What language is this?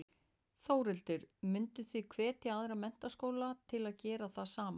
Icelandic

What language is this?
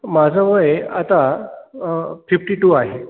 Marathi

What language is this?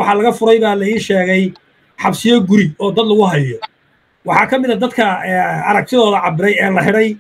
Arabic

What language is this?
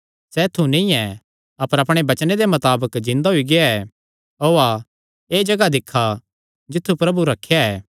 Kangri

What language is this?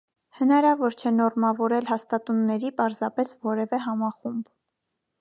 Armenian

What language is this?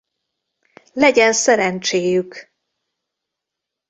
Hungarian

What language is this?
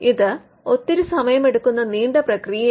Malayalam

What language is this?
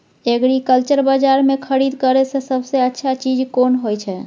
Maithili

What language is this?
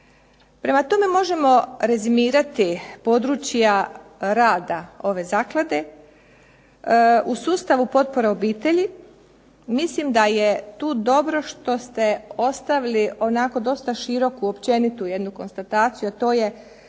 Croatian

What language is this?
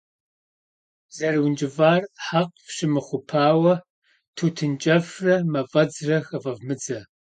Kabardian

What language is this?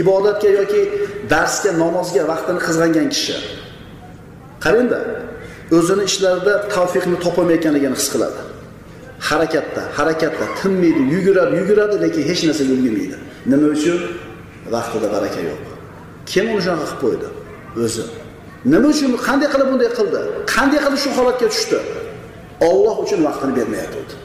Turkish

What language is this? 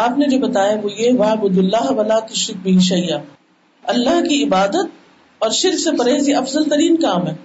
Urdu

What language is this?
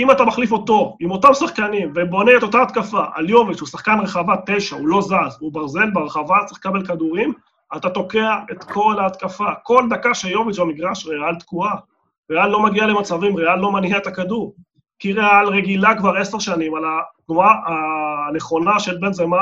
Hebrew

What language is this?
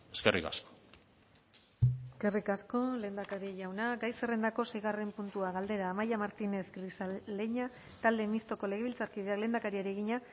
Basque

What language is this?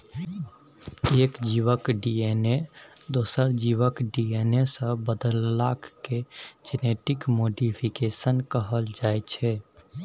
Maithili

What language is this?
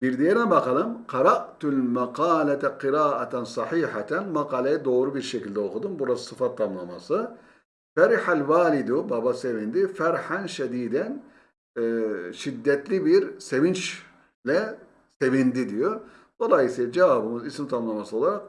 Turkish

